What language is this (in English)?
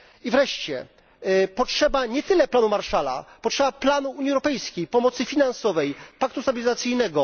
Polish